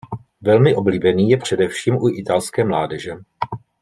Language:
Czech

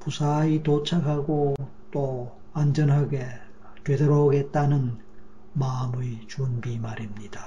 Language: Korean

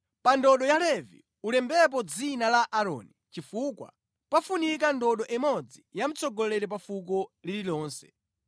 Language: Nyanja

